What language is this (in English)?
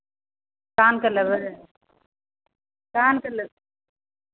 Maithili